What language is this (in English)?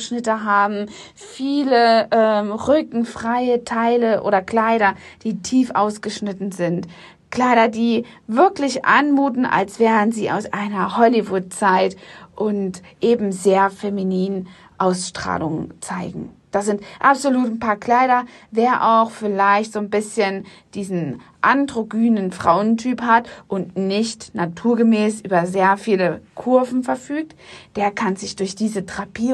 German